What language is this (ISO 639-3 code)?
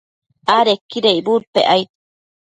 mcf